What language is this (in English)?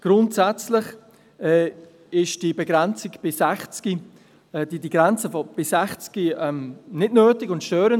Swiss German